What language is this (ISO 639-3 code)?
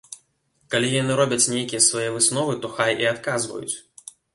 bel